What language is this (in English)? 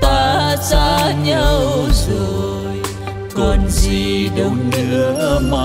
Vietnamese